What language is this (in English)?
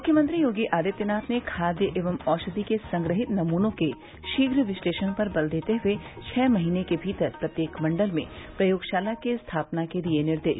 Hindi